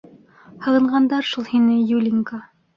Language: Bashkir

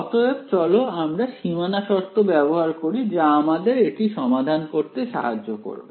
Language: Bangla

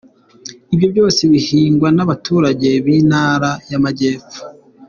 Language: Kinyarwanda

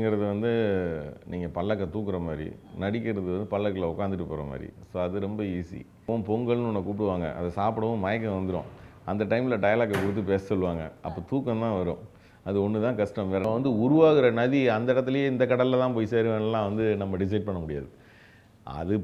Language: Tamil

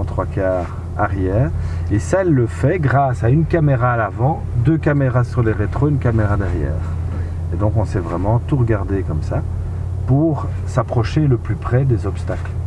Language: French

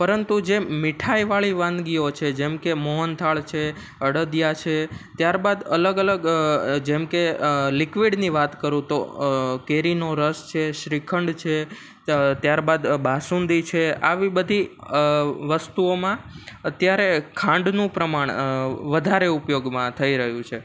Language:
Gujarati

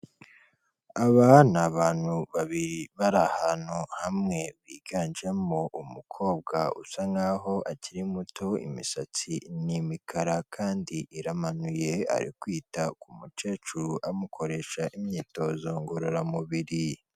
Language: Kinyarwanda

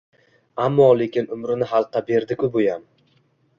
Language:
Uzbek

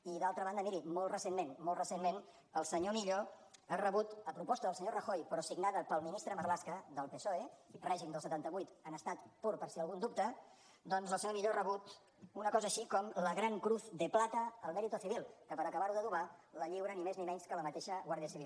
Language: Catalan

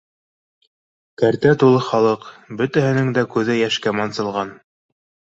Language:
Bashkir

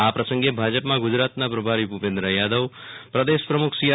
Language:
Gujarati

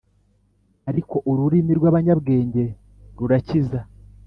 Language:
Kinyarwanda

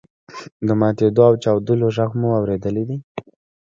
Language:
Pashto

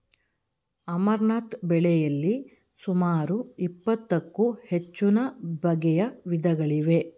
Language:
Kannada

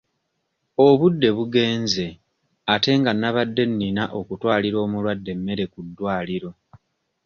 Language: Ganda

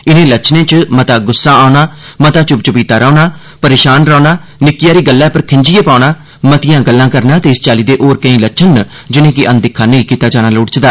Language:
Dogri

